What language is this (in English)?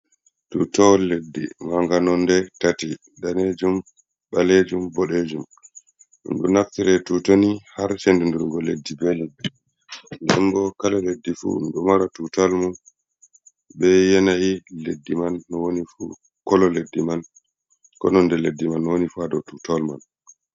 Fula